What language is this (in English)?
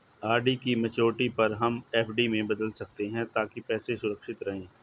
Hindi